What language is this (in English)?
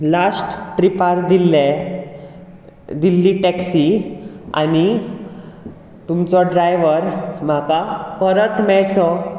Konkani